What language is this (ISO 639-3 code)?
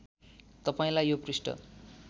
nep